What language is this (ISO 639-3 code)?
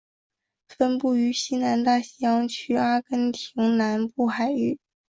zho